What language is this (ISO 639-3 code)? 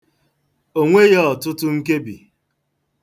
ibo